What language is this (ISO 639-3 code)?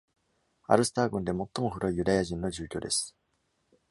jpn